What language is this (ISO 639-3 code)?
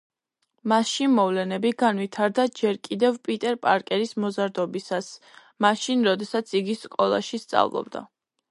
kat